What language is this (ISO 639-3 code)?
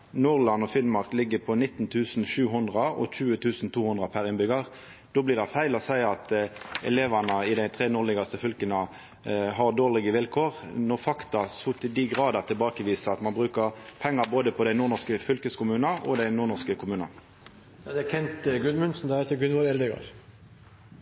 nno